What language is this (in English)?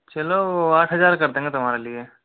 Hindi